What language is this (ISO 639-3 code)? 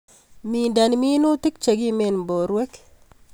kln